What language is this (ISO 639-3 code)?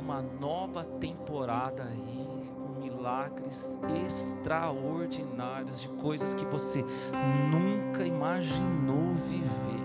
por